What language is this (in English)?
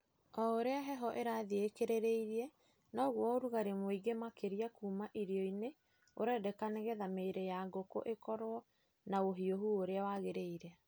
Kikuyu